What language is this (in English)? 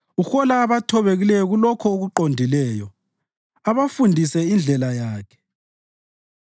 North Ndebele